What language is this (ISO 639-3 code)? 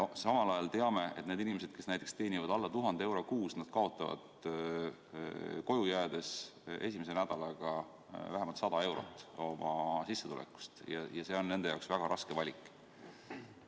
est